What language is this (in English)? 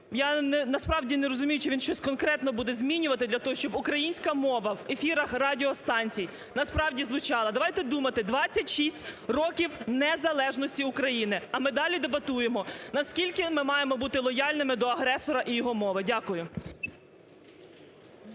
Ukrainian